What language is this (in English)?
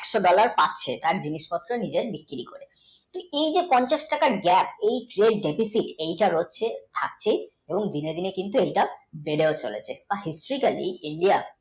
Bangla